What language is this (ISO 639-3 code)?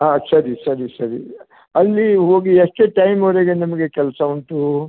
kan